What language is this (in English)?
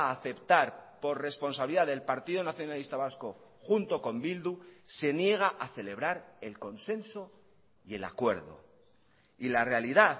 Spanish